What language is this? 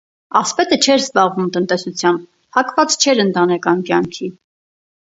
Armenian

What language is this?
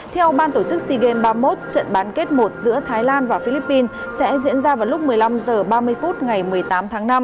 Vietnamese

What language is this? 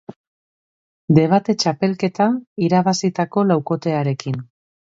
Basque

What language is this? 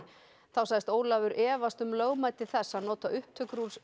Icelandic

